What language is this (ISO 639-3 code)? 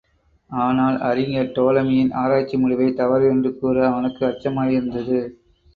tam